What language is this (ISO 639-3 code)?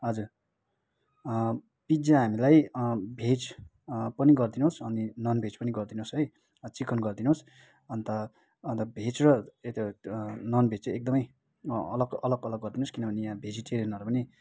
nep